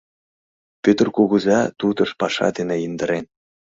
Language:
Mari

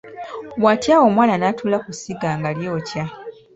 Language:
Ganda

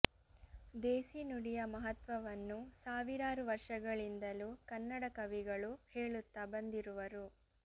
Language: Kannada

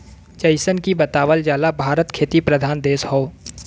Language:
Bhojpuri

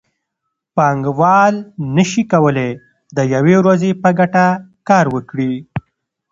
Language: Pashto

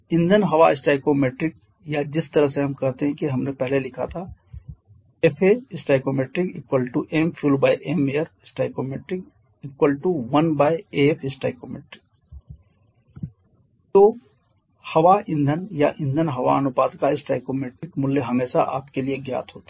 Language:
Hindi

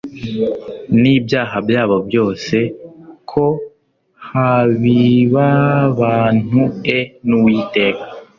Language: Kinyarwanda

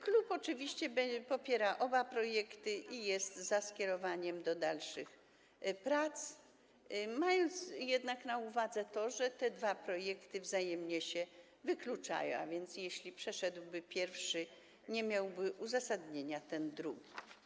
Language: Polish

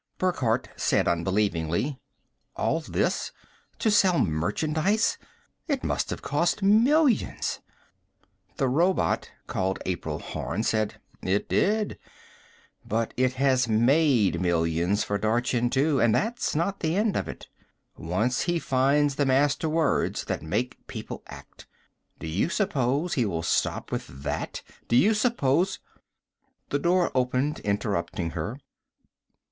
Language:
English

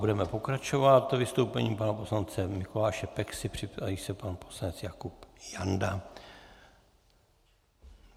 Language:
Czech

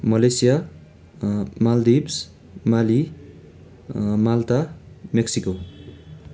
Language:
Nepali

